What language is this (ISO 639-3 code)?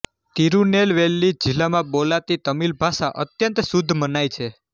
guj